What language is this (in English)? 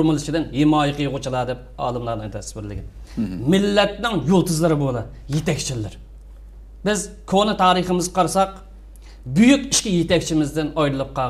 Turkish